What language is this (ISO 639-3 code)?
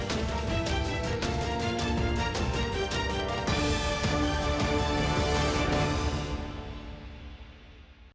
ukr